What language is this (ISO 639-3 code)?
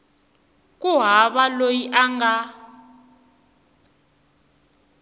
tso